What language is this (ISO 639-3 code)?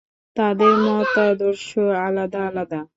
ben